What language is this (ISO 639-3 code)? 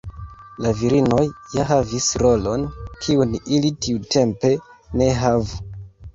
epo